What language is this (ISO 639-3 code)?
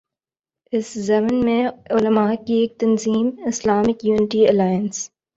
urd